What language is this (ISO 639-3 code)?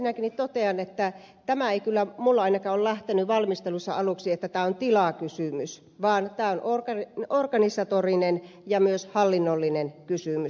fin